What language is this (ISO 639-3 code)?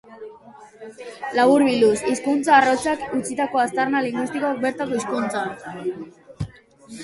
eus